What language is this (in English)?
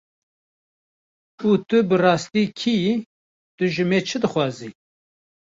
Kurdish